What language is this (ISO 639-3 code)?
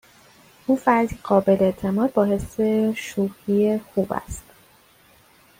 fas